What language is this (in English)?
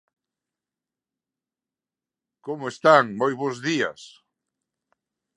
Galician